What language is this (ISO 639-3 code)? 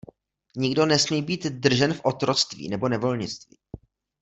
ces